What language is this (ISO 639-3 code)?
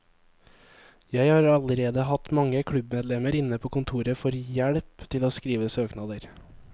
nor